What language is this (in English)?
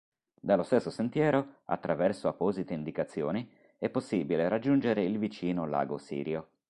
Italian